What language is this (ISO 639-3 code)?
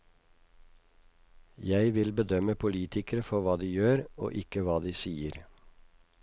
nor